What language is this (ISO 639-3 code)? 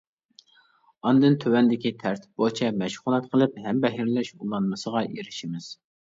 uig